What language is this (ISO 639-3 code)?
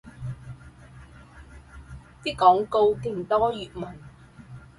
yue